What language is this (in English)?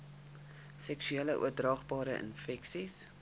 Afrikaans